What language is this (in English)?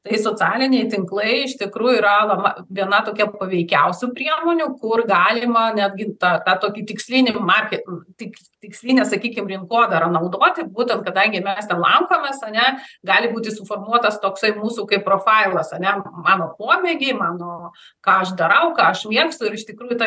Lithuanian